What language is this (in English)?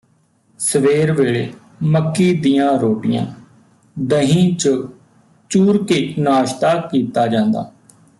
Punjabi